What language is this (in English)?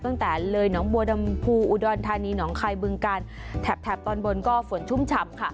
Thai